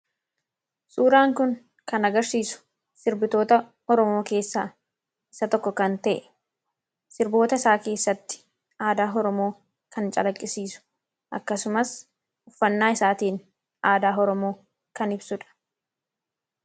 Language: Oromo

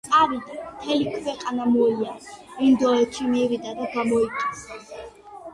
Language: Georgian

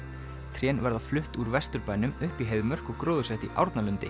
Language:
Icelandic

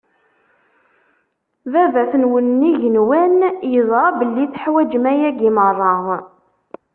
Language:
Kabyle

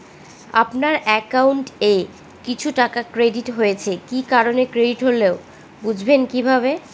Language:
Bangla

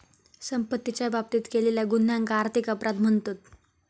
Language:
Marathi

